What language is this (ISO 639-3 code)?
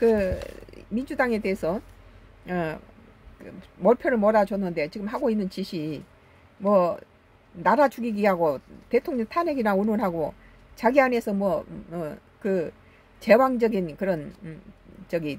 kor